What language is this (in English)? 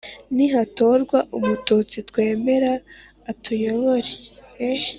Kinyarwanda